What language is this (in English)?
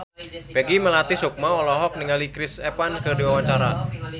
Sundanese